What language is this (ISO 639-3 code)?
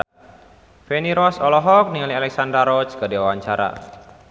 sun